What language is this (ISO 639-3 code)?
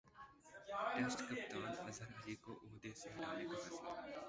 urd